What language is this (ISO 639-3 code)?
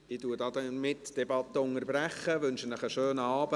gsw